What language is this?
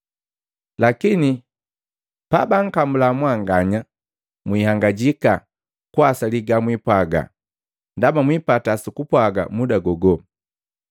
Matengo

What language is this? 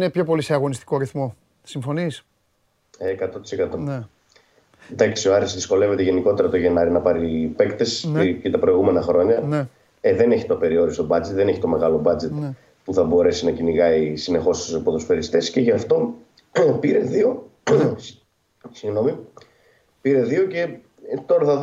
Greek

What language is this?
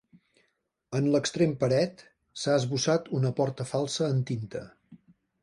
Catalan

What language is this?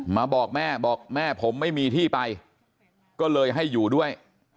Thai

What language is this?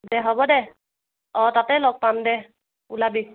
Assamese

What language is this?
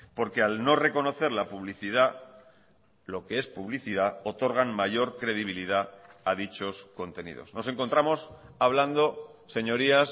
Spanish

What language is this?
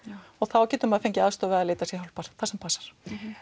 Icelandic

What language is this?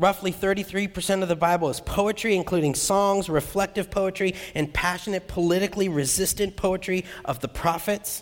English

